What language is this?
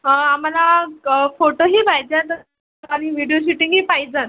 Marathi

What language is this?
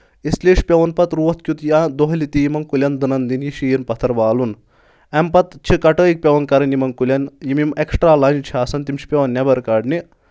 Kashmiri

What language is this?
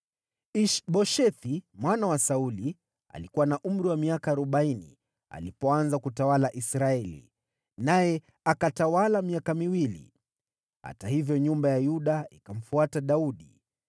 Swahili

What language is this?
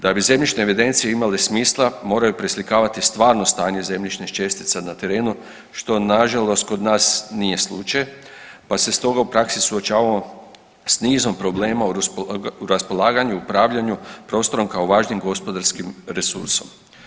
Croatian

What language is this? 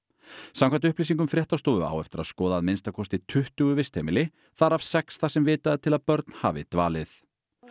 Icelandic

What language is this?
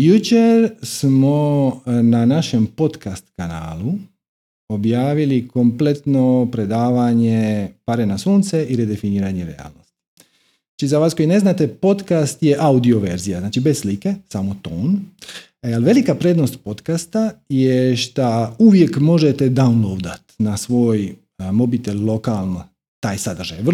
Croatian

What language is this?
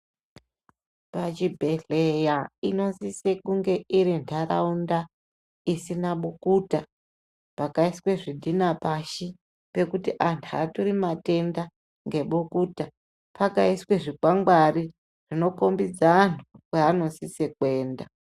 Ndau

